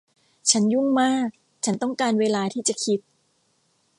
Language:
Thai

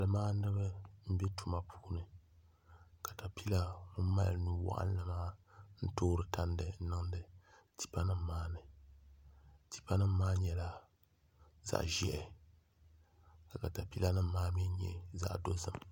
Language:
Dagbani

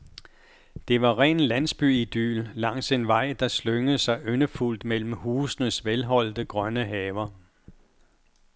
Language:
Danish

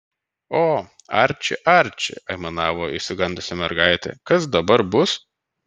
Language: Lithuanian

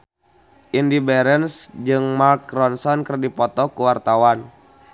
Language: Sundanese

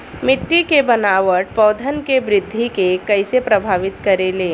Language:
Bhojpuri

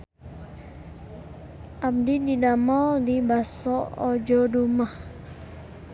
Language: Sundanese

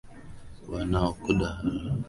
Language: Swahili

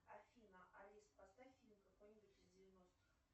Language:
Russian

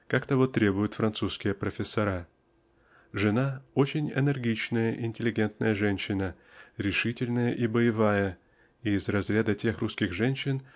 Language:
Russian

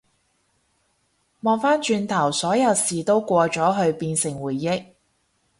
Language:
Cantonese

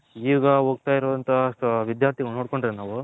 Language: Kannada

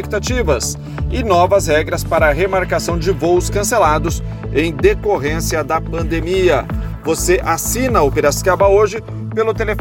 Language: Portuguese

